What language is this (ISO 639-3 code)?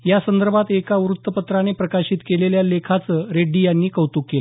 mar